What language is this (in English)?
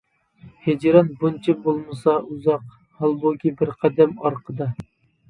Uyghur